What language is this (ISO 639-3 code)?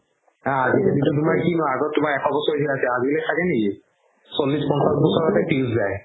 asm